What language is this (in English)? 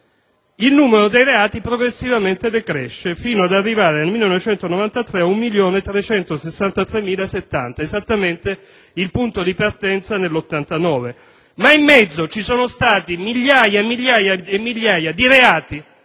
Italian